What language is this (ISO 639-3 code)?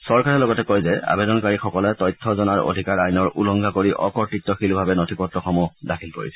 asm